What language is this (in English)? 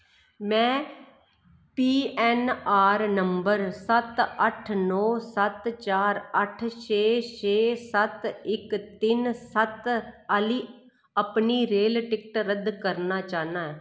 Dogri